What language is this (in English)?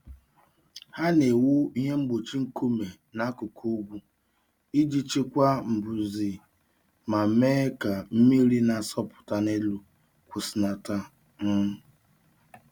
Igbo